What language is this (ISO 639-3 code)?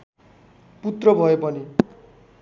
nep